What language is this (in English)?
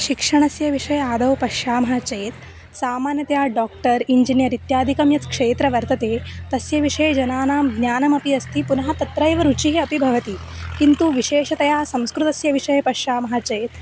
Sanskrit